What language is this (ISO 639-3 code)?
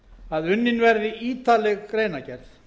isl